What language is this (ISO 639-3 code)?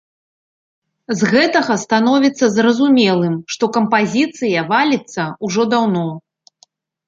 bel